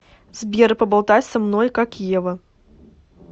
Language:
Russian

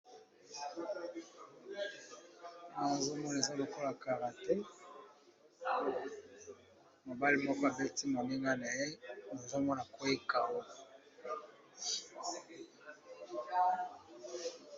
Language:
Lingala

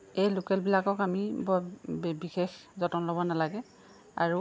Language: Assamese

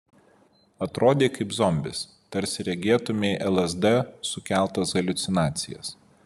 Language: Lithuanian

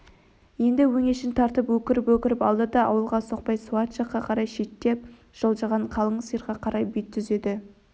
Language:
Kazakh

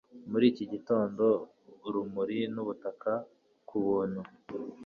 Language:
Kinyarwanda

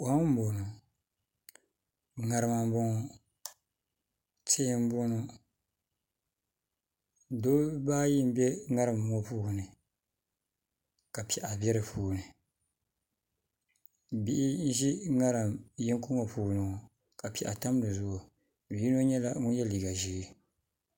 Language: Dagbani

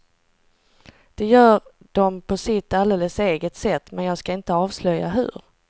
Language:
Swedish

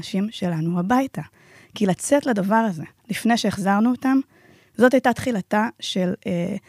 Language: Hebrew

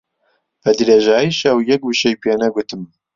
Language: Central Kurdish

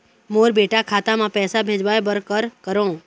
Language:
Chhattisgarhi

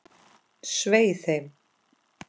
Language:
Icelandic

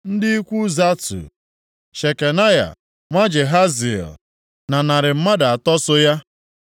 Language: Igbo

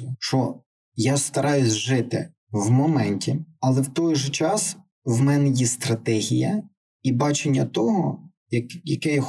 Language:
Ukrainian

